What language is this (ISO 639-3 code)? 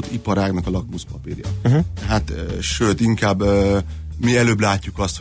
hun